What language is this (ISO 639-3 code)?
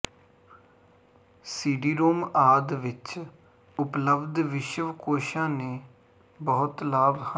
pan